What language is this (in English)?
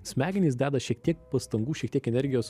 Lithuanian